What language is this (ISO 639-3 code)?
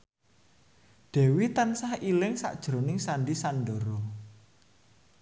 jav